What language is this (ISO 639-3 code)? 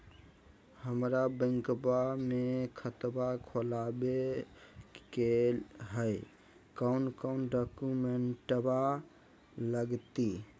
mag